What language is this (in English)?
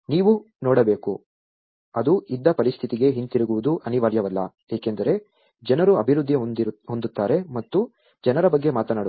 Kannada